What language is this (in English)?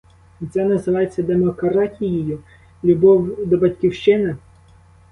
Ukrainian